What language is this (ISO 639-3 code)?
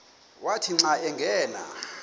xho